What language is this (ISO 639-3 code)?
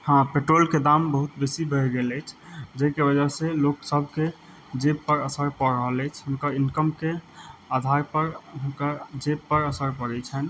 mai